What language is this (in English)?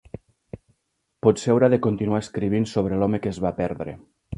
Catalan